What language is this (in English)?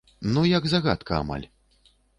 Belarusian